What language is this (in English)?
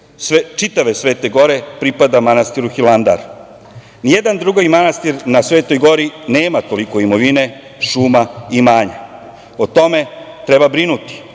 Serbian